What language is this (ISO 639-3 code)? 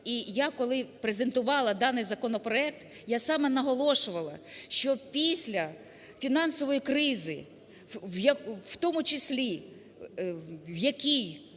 ukr